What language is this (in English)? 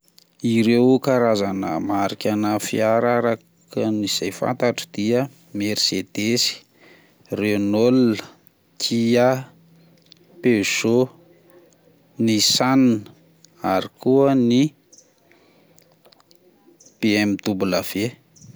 Malagasy